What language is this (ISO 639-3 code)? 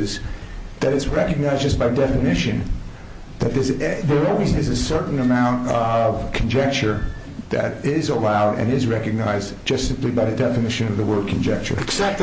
eng